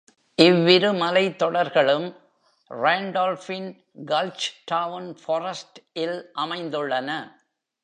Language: Tamil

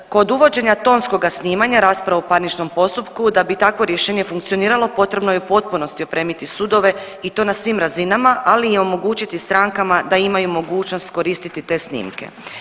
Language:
Croatian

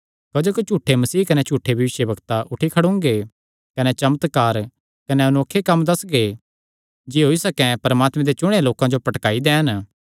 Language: Kangri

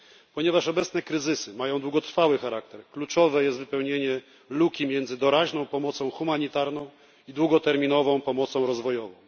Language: Polish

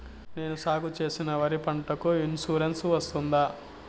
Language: Telugu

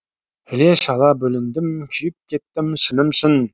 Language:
Kazakh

